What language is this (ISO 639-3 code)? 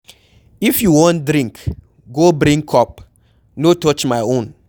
pcm